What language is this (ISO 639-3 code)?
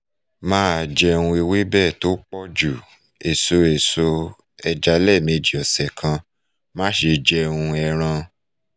yor